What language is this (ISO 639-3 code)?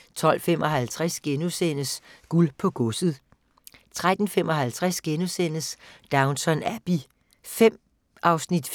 dan